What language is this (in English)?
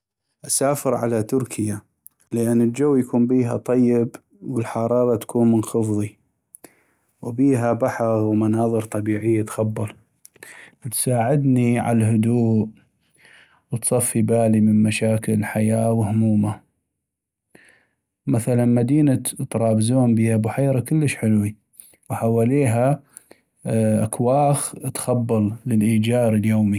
North Mesopotamian Arabic